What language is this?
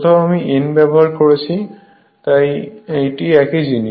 Bangla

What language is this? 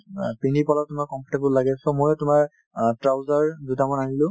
Assamese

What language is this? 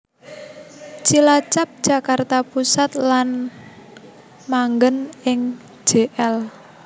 Javanese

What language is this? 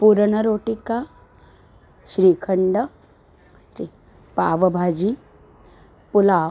Sanskrit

